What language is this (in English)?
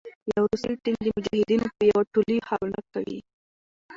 Pashto